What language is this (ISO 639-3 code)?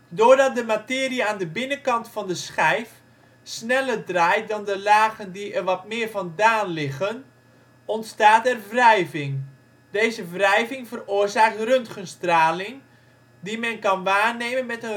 nld